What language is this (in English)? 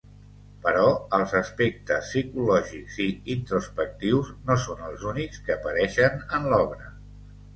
Catalan